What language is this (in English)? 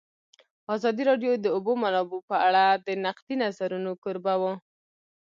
Pashto